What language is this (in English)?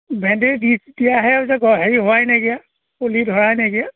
Assamese